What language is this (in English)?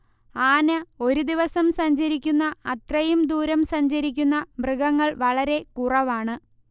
Malayalam